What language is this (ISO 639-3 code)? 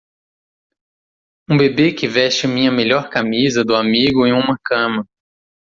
por